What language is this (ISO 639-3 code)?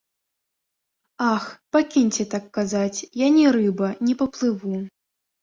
bel